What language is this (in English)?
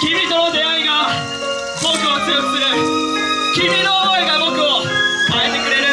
Japanese